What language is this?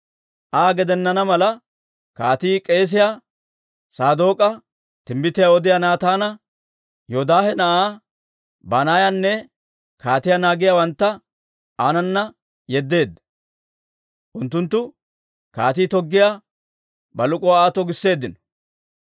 Dawro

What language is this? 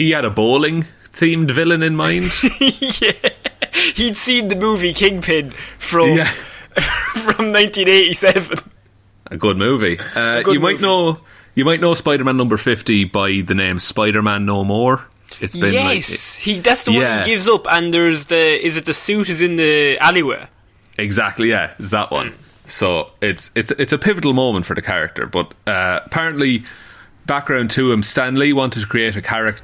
English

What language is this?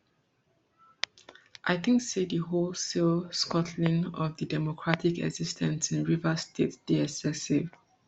Nigerian Pidgin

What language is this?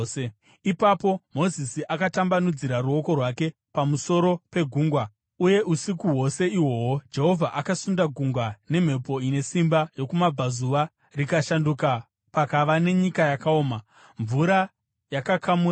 Shona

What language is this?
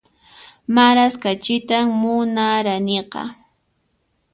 Puno Quechua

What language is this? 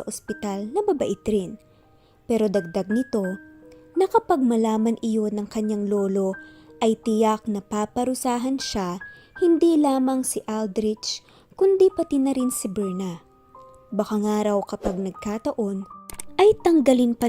Filipino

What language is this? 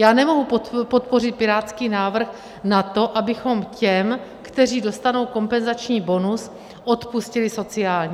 Czech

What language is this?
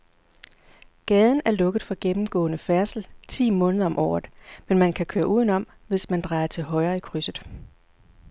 Danish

